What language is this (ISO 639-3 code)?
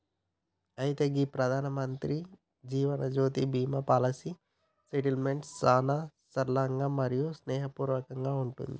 tel